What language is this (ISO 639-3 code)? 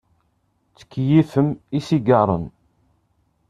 kab